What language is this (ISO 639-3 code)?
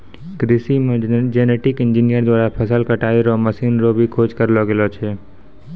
mai